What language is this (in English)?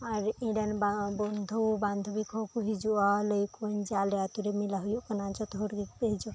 Santali